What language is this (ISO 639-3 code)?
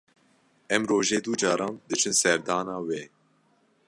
kur